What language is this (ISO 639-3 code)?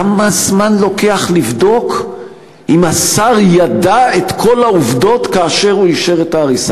heb